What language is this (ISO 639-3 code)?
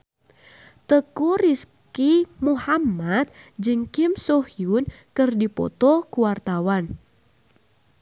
sun